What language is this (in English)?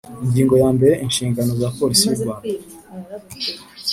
Kinyarwanda